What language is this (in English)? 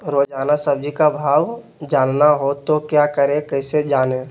Magahi